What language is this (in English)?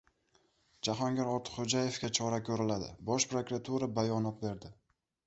Uzbek